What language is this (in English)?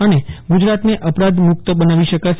Gujarati